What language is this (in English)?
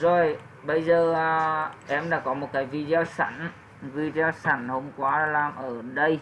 Vietnamese